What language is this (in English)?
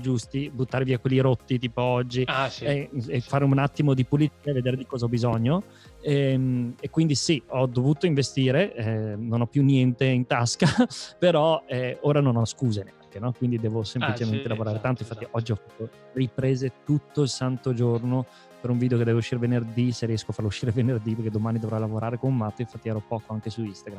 Italian